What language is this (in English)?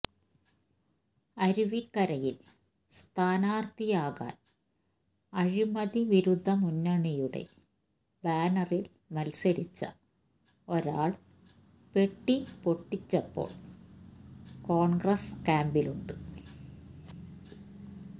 Malayalam